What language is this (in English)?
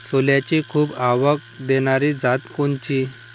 Marathi